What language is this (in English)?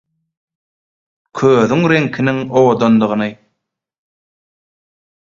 Turkmen